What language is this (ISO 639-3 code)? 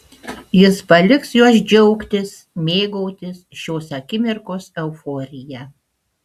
lit